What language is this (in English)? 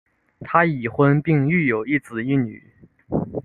Chinese